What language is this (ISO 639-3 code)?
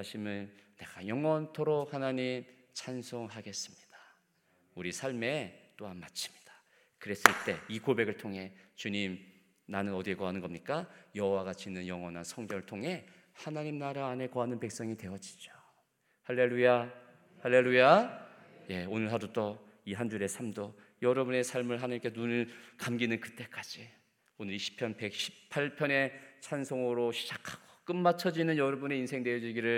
kor